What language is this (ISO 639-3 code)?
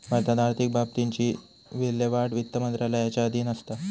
mar